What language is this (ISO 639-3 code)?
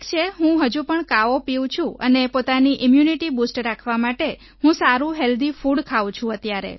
guj